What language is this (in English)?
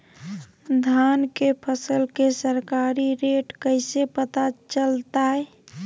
Magahi